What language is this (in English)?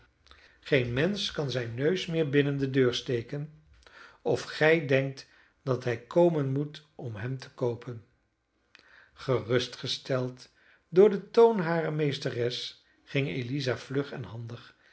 Dutch